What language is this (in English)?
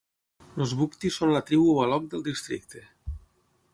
Catalan